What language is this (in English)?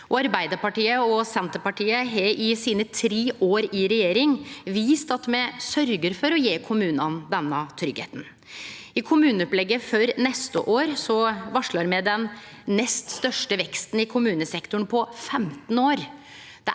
Norwegian